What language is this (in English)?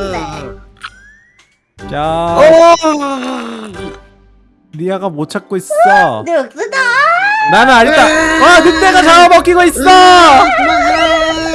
Korean